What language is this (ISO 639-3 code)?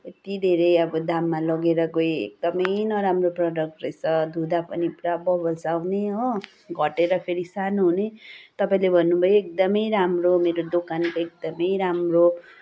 nep